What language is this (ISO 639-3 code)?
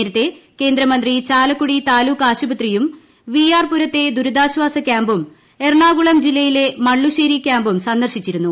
mal